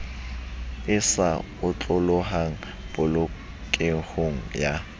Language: Southern Sotho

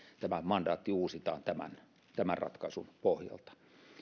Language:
Finnish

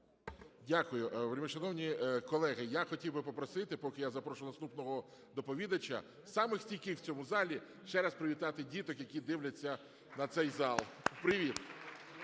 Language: Ukrainian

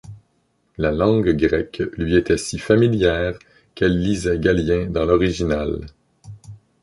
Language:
French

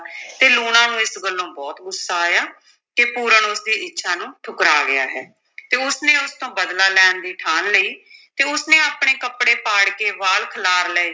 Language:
Punjabi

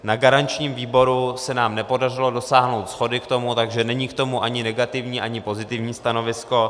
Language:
Czech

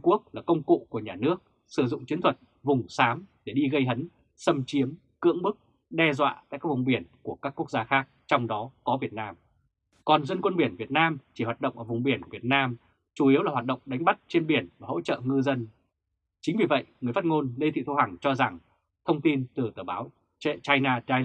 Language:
Vietnamese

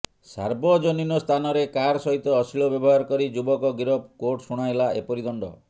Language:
Odia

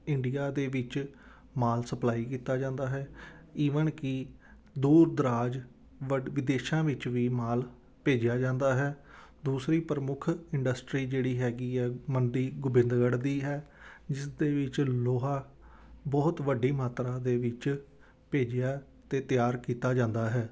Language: Punjabi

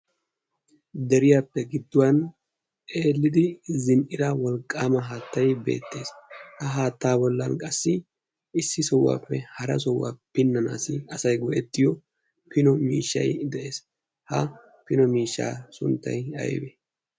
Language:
Wolaytta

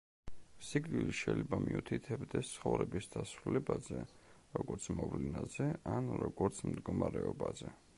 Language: Georgian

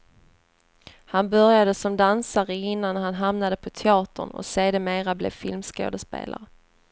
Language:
Swedish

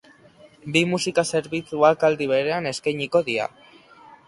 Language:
Basque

